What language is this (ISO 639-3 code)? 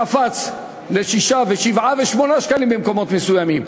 heb